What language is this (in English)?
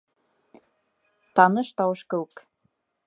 Bashkir